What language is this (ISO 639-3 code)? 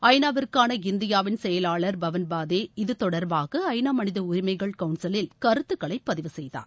tam